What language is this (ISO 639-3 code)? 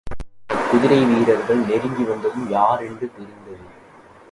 tam